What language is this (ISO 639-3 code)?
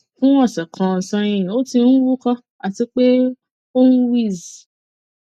yor